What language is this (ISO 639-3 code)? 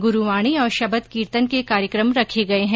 hin